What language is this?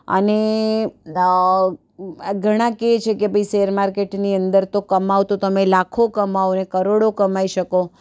Gujarati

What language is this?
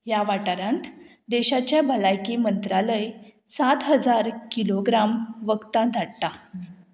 Konkani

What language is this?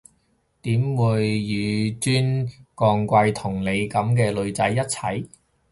Cantonese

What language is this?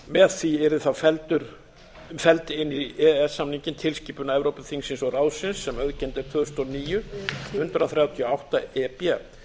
Icelandic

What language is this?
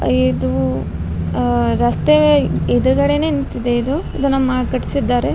Kannada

